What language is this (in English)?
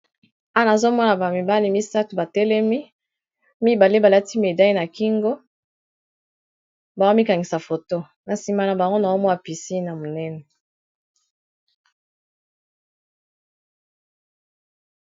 Lingala